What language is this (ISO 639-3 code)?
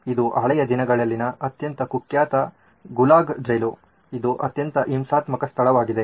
kan